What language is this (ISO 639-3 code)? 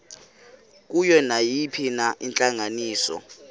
xho